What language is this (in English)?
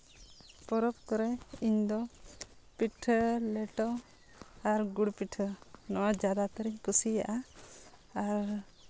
Santali